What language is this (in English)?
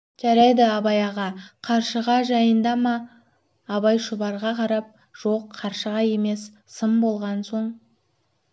Kazakh